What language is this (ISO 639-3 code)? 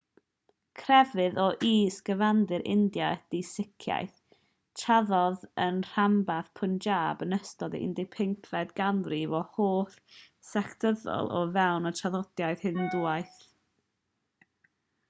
cym